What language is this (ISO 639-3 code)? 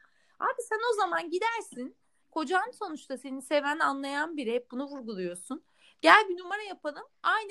tur